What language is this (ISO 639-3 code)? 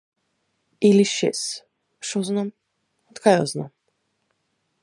mkd